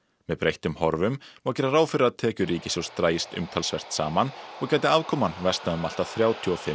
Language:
Icelandic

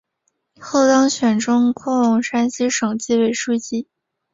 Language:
Chinese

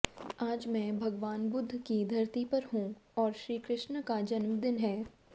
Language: Hindi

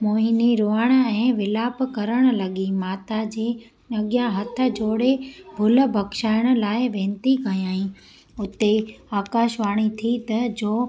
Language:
Sindhi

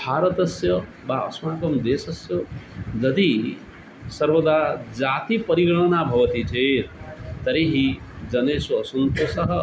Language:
Sanskrit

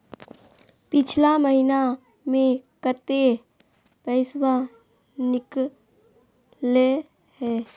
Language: Magahi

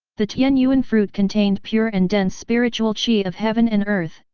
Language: English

